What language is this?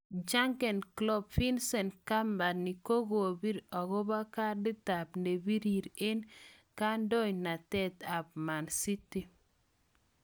Kalenjin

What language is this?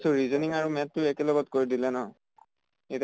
Assamese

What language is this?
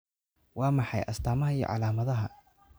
Somali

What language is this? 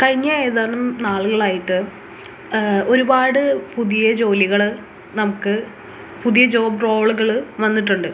Malayalam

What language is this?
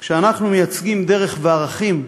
Hebrew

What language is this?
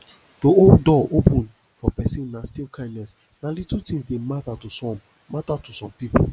Nigerian Pidgin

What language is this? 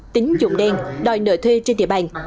Vietnamese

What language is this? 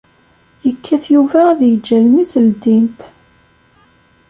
Kabyle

